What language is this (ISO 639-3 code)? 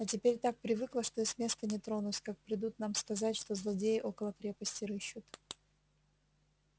rus